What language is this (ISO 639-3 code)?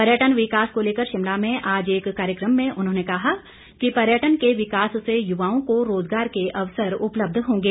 hin